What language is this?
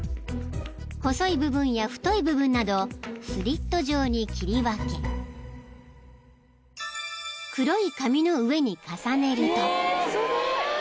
Japanese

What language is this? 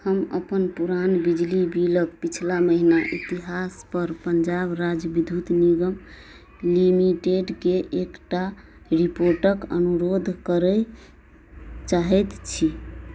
Maithili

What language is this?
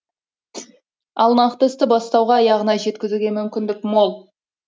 Kazakh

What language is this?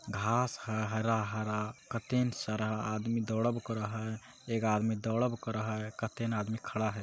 Magahi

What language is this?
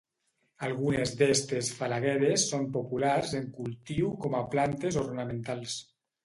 Catalan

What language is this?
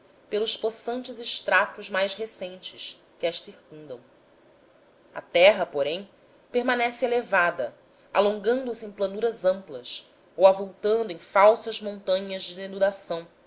Portuguese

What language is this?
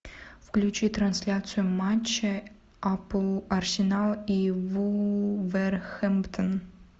Russian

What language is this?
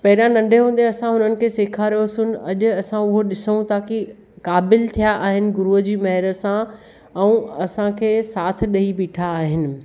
Sindhi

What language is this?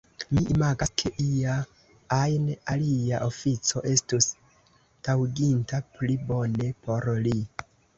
Esperanto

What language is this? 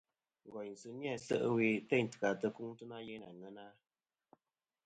Kom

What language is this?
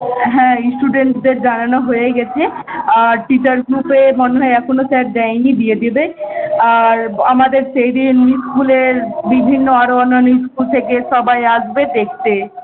Bangla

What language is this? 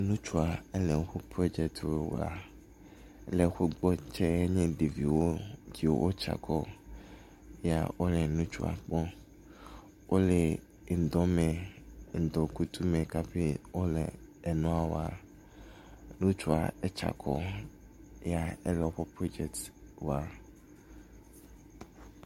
Ewe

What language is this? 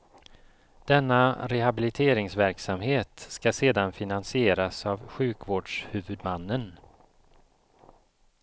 Swedish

